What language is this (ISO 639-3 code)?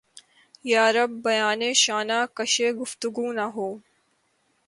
urd